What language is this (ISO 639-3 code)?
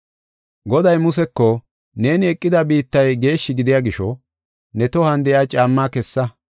gof